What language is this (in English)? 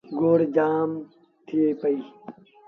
Sindhi Bhil